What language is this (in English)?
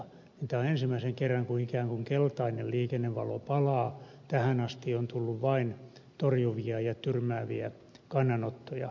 Finnish